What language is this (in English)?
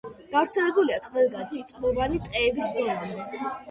Georgian